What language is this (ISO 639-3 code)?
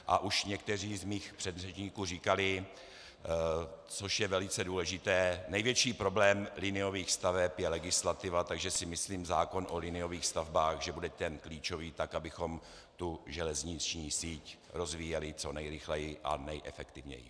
ces